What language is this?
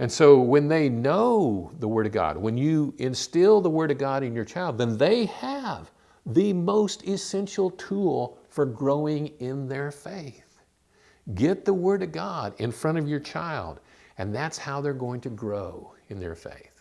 English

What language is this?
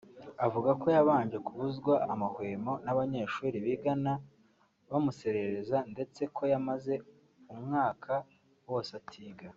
Kinyarwanda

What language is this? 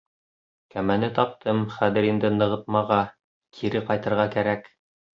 Bashkir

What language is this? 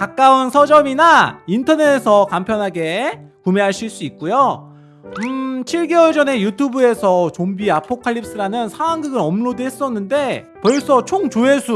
Korean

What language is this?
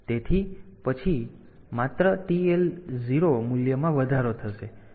Gujarati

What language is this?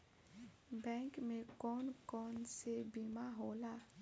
Bhojpuri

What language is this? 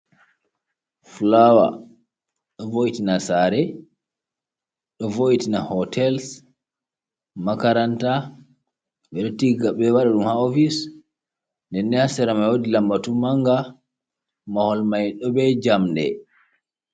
Fula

